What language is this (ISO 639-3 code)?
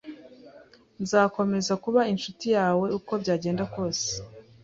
kin